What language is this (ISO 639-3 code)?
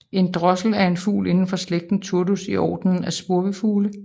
dan